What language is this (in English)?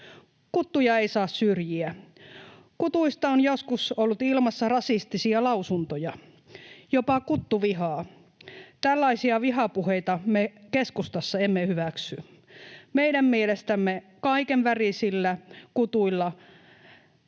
Finnish